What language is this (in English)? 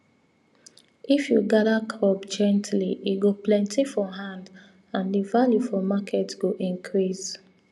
Nigerian Pidgin